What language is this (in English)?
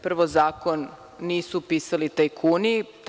Serbian